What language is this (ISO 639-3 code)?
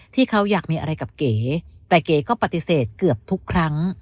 tha